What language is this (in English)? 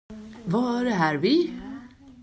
Swedish